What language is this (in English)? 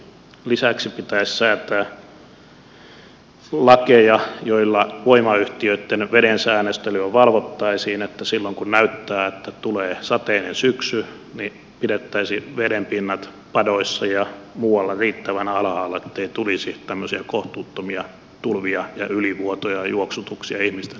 Finnish